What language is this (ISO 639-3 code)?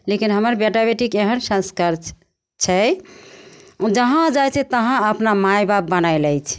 mai